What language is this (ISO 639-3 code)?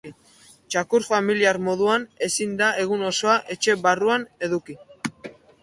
eus